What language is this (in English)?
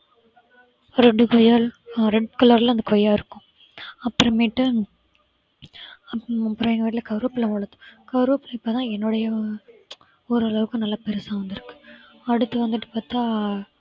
Tamil